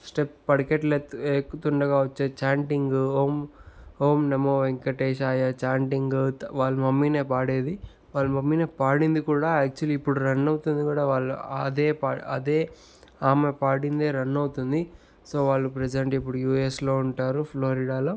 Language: Telugu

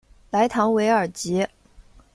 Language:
Chinese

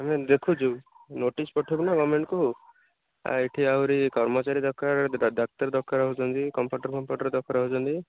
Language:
Odia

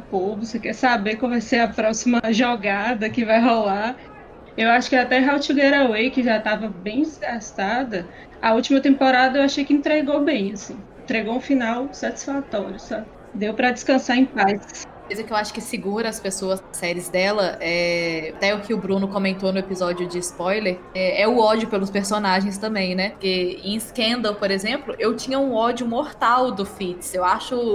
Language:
Portuguese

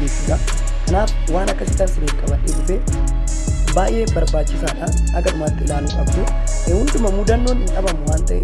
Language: Amharic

